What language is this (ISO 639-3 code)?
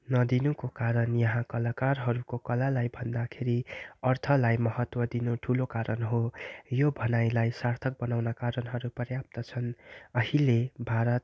nep